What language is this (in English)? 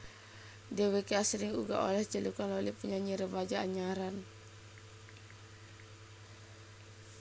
Javanese